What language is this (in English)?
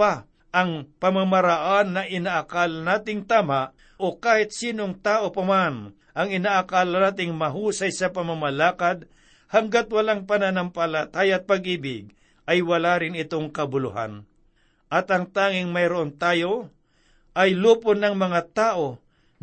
Filipino